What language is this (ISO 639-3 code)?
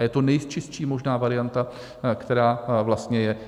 ces